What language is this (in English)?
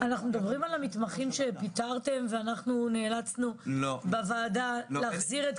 Hebrew